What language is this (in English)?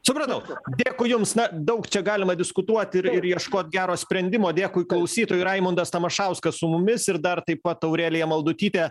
Lithuanian